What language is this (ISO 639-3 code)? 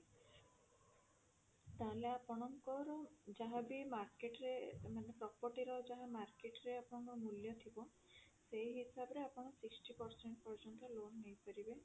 ori